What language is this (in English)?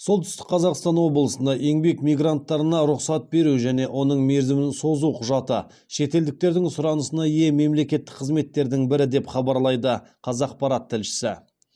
Kazakh